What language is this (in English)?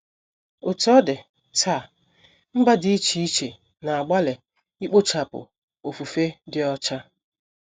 Igbo